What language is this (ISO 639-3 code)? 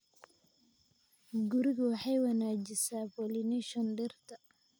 som